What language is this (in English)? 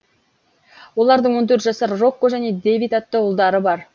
Kazakh